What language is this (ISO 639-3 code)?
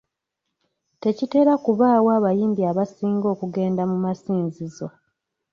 lug